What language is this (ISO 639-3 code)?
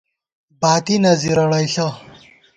gwt